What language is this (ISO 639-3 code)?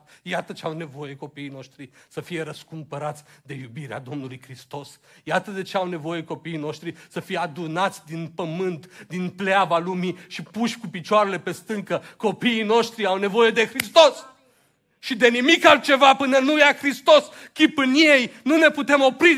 ron